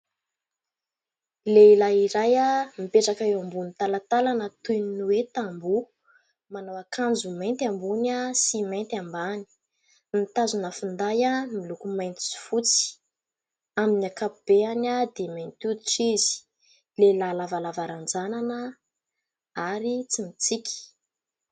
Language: Malagasy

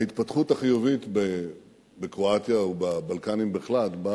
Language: Hebrew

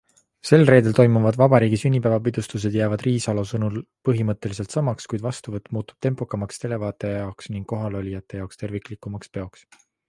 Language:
Estonian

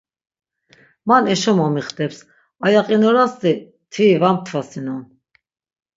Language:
Laz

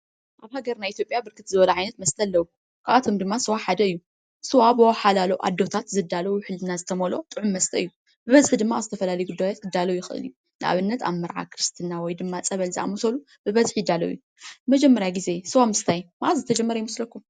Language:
Tigrinya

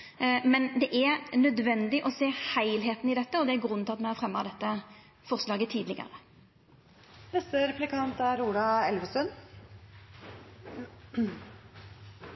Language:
Norwegian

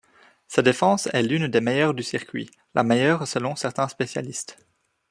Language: French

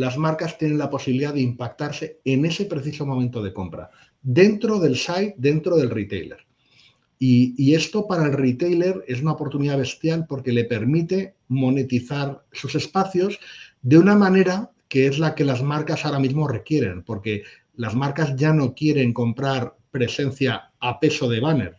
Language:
Spanish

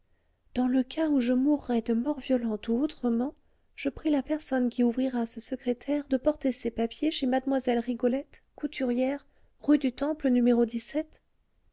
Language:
French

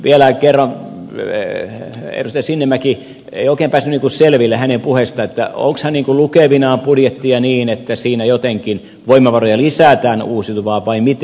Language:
Finnish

